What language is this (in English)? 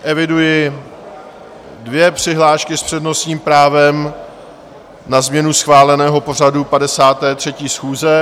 Czech